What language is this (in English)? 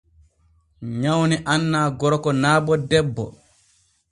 Borgu Fulfulde